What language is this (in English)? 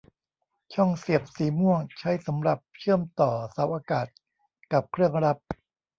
Thai